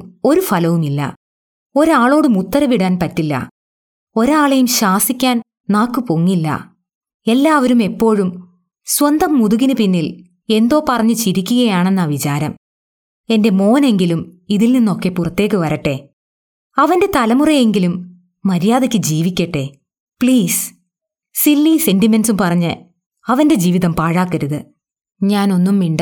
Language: Malayalam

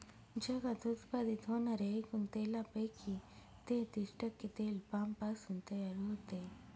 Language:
Marathi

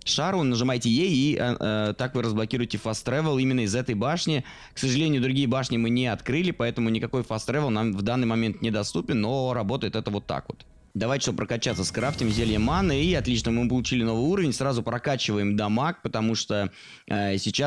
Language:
Russian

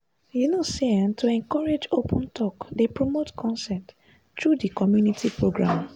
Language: Nigerian Pidgin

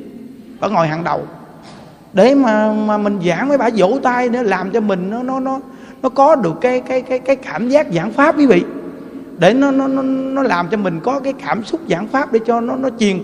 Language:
Vietnamese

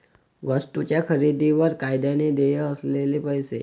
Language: Marathi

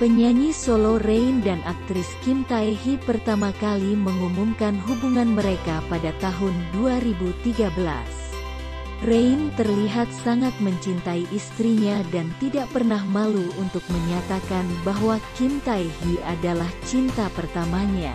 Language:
Indonesian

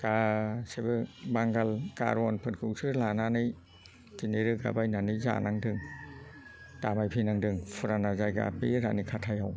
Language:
Bodo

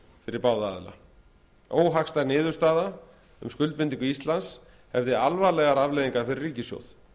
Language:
Icelandic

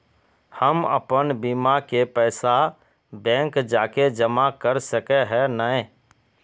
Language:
Magahi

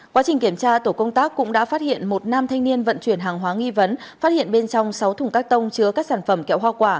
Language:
Vietnamese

